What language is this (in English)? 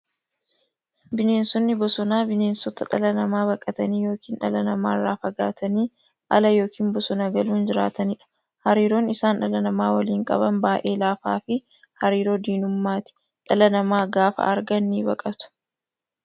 Oromo